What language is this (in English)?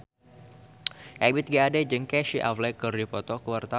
Sundanese